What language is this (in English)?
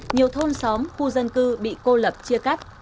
Vietnamese